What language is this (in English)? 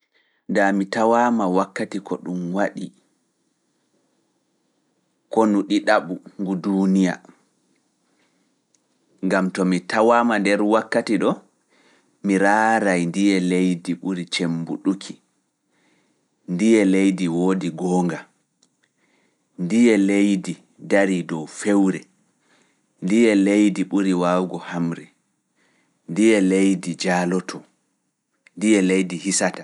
Fula